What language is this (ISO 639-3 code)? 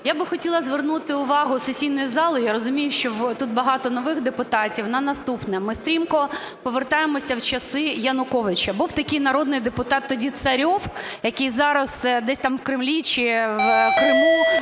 ukr